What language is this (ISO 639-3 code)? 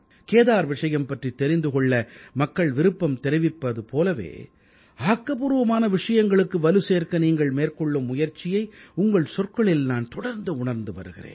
tam